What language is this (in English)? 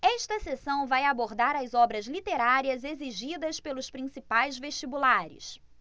Portuguese